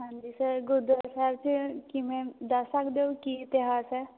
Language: Punjabi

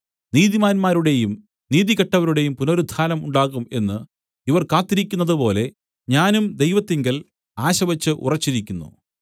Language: Malayalam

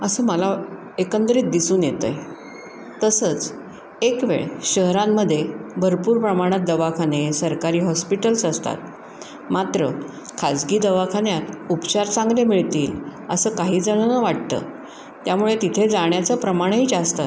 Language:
Marathi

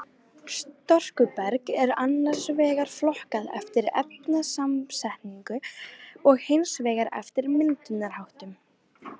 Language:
Icelandic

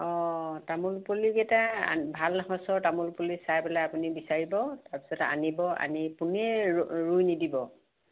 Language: Assamese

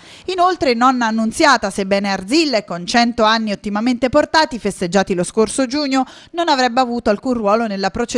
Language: Italian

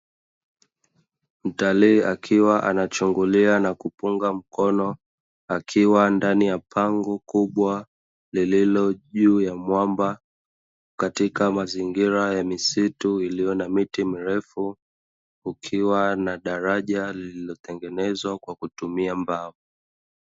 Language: Swahili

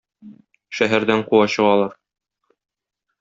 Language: Tatar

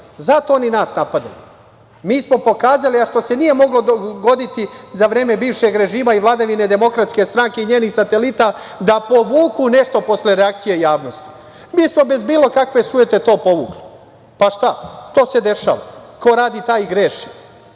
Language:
Serbian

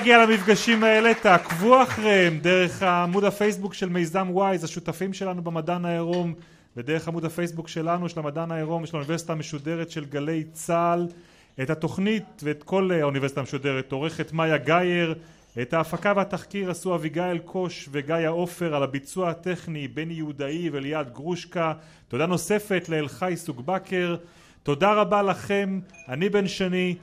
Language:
Hebrew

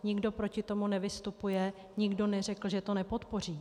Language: Czech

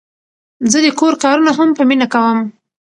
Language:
Pashto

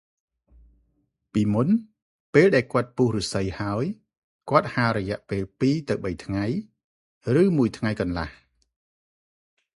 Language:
Khmer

